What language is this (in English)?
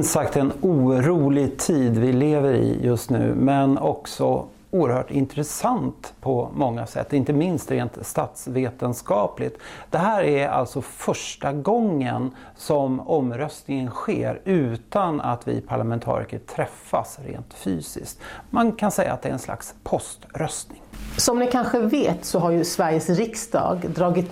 Swedish